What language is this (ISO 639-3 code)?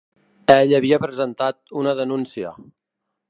cat